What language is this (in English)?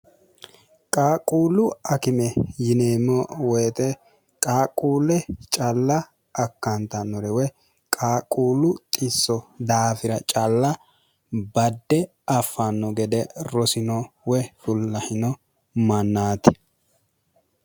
Sidamo